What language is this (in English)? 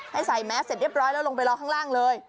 Thai